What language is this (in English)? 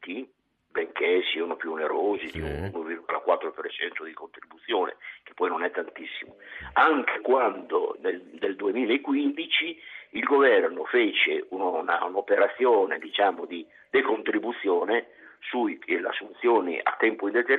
Italian